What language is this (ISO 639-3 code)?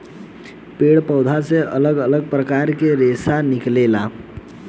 bho